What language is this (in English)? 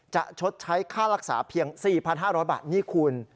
Thai